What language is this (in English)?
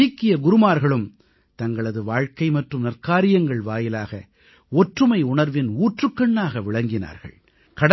Tamil